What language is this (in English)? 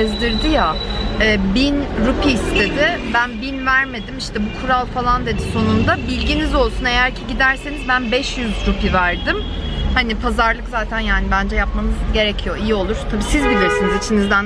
Turkish